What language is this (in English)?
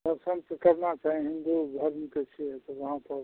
Maithili